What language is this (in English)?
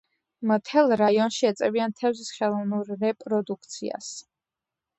Georgian